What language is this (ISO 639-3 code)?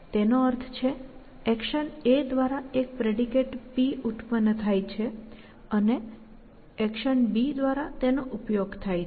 guj